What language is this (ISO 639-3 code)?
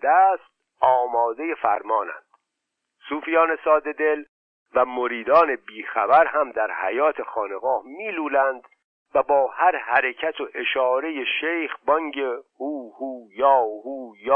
fas